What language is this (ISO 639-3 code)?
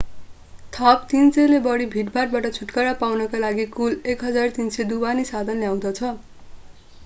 nep